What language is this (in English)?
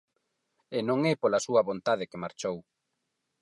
Galician